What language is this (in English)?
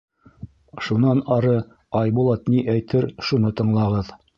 Bashkir